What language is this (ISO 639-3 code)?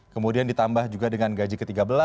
ind